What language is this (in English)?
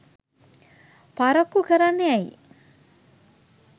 Sinhala